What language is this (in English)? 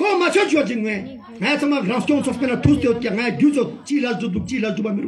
Romanian